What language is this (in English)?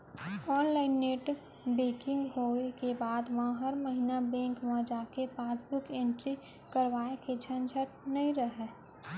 Chhattisgarhi